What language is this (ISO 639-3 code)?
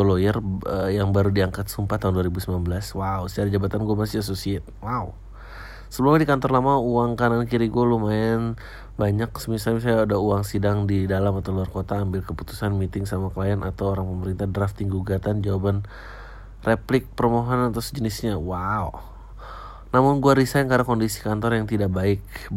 ind